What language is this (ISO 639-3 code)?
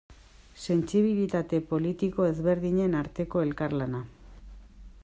eus